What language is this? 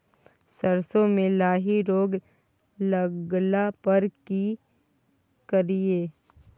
Maithili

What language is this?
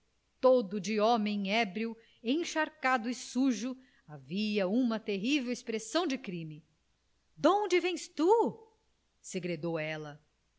Portuguese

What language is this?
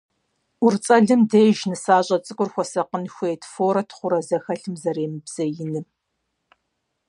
Kabardian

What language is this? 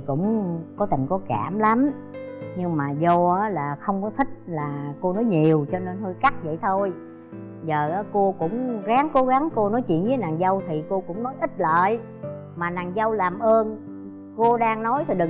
Vietnamese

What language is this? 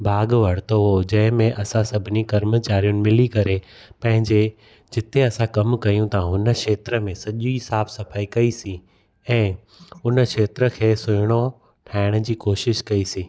Sindhi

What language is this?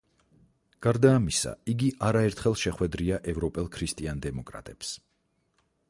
Georgian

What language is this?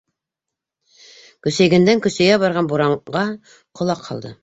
Bashkir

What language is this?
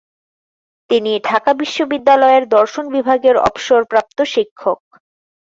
Bangla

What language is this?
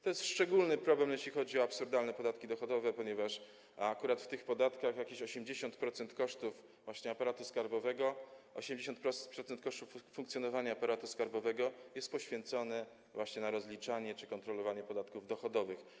Polish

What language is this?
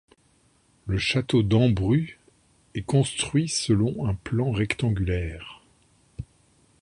French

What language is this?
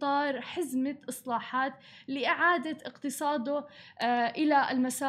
Arabic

